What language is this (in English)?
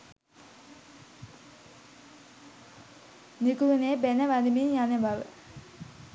Sinhala